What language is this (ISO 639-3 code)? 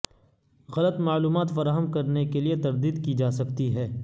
urd